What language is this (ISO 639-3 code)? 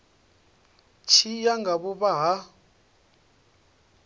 ven